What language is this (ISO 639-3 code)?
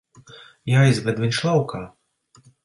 lav